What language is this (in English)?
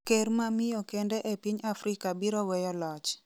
Luo (Kenya and Tanzania)